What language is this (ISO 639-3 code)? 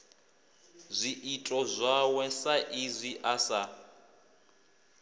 ven